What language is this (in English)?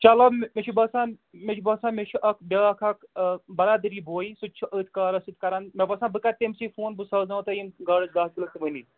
Kashmiri